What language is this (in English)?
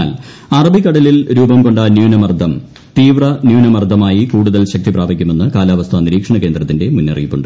Malayalam